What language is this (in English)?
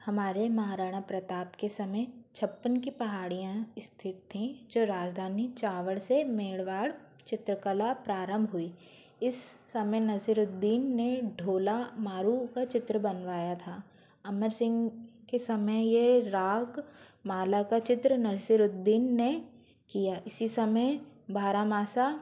Hindi